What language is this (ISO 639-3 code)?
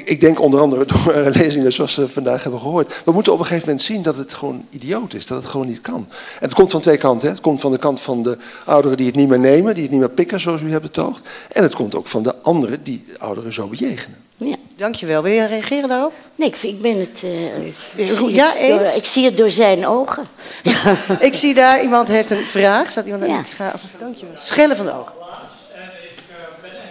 nld